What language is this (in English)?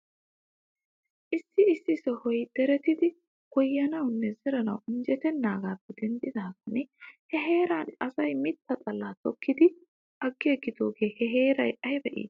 Wolaytta